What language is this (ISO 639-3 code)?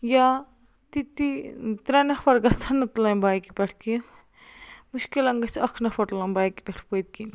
kas